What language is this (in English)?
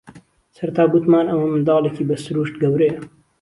Central Kurdish